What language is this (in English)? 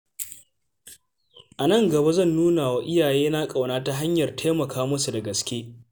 Hausa